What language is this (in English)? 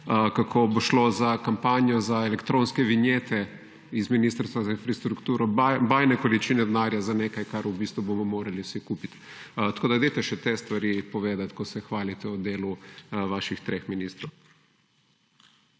Slovenian